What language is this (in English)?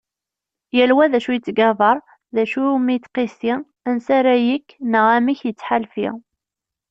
Kabyle